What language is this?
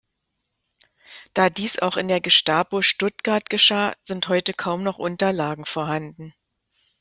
German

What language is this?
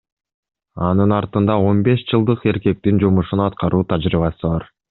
Kyrgyz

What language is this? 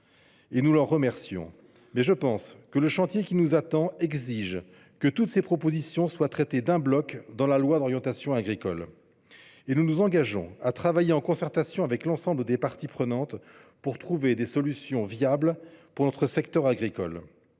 French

